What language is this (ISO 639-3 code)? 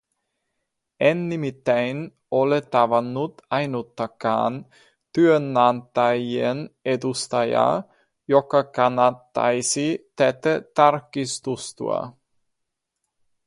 fin